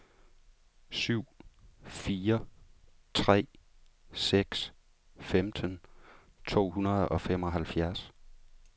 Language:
Danish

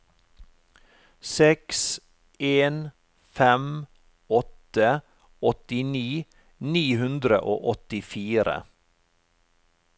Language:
Norwegian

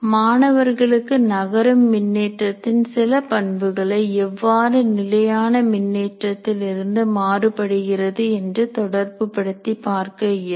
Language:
Tamil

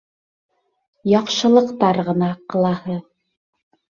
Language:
Bashkir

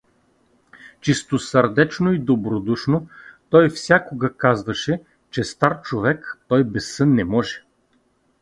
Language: Bulgarian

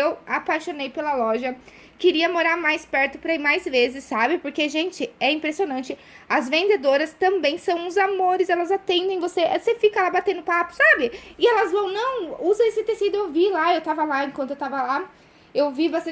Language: Portuguese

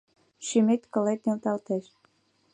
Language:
Mari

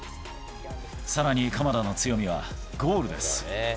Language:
Japanese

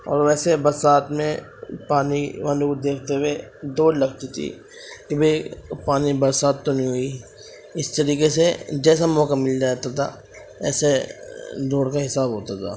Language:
Urdu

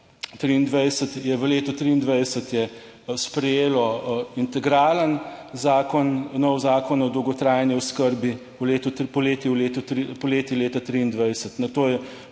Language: Slovenian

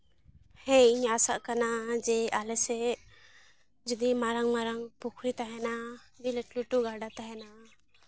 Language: Santali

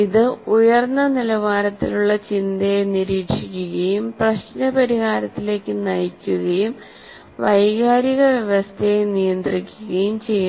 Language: Malayalam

